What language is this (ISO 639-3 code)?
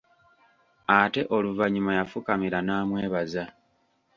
lug